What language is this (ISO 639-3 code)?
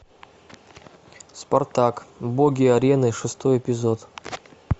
rus